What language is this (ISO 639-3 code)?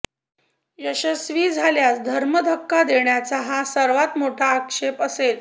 mar